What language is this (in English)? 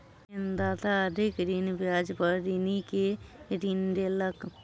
Maithili